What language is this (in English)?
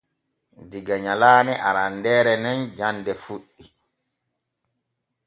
Borgu Fulfulde